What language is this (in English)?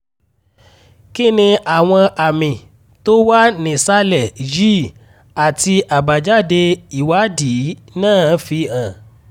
Yoruba